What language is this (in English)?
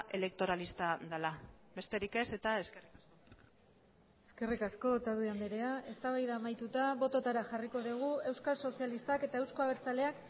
Basque